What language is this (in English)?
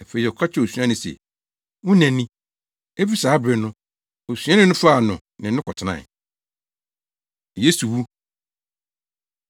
Akan